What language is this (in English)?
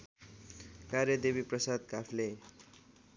Nepali